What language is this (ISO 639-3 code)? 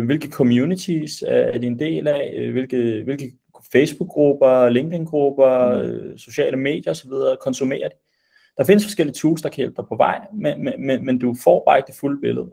dan